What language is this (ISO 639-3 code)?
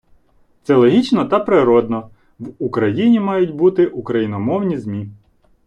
ukr